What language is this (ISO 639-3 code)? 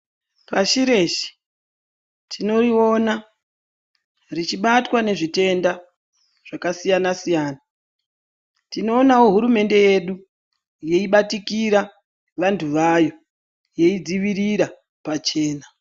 ndc